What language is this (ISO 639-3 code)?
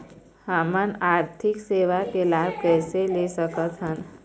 hne